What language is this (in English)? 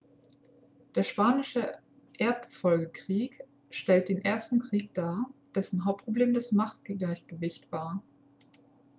German